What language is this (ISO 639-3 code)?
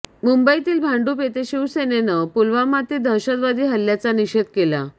mar